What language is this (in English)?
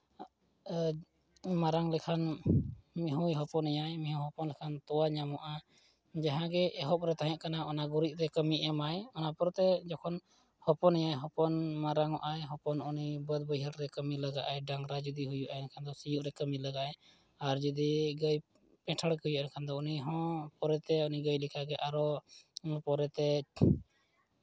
Santali